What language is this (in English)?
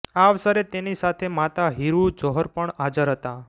Gujarati